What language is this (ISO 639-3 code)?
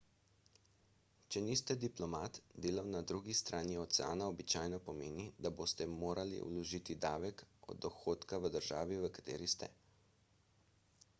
slv